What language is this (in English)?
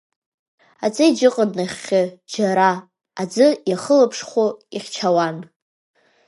Abkhazian